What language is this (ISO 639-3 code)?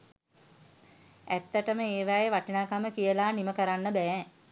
sin